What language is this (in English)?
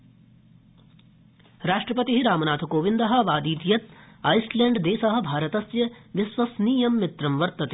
Sanskrit